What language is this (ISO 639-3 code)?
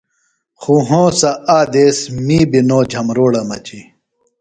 phl